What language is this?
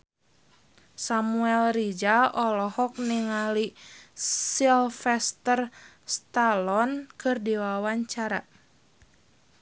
Sundanese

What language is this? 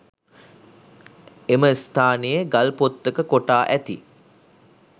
Sinhala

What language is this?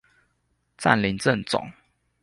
Chinese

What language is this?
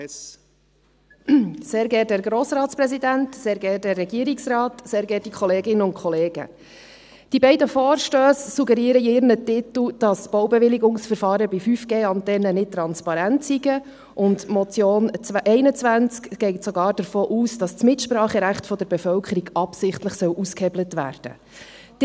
Swiss German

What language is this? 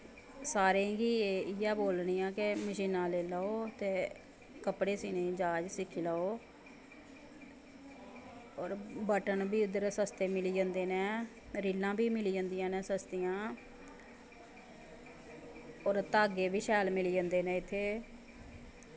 Dogri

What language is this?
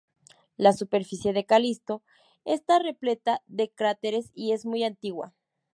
Spanish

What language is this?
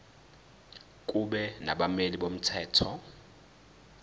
Zulu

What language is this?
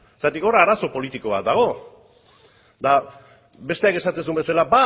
Basque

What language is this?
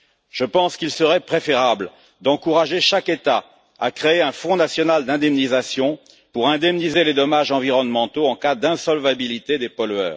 French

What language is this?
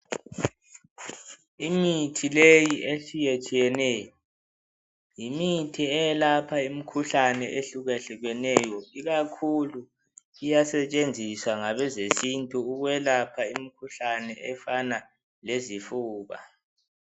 North Ndebele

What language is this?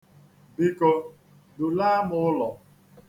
Igbo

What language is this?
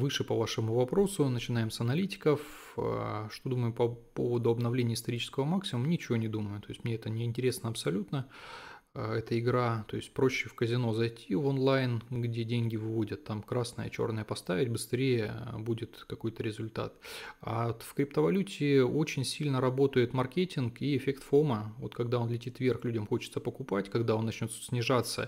Russian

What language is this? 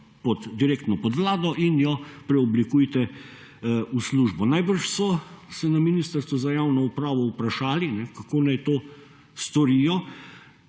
Slovenian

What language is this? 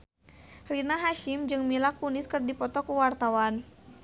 Sundanese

